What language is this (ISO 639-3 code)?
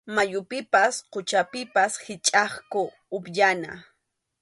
qxu